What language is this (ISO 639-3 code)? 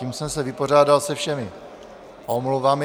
ces